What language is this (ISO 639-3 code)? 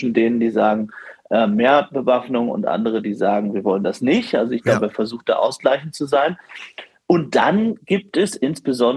deu